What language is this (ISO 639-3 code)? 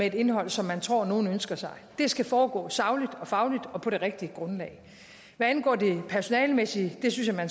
dan